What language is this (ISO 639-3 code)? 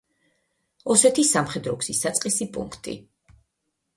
kat